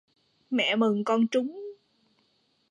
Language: Vietnamese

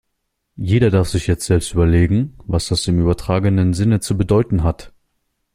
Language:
German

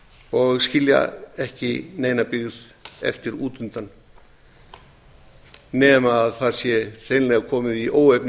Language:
Icelandic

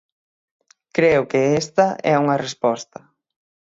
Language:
Galician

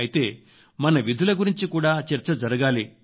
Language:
Telugu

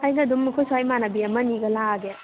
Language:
Manipuri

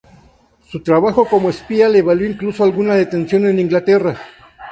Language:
Spanish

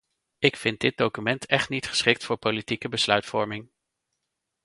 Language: Dutch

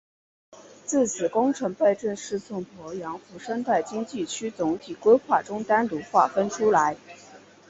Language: Chinese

